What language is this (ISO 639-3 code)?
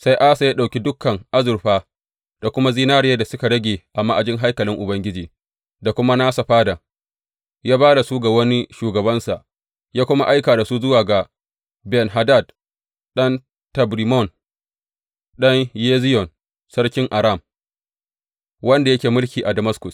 hau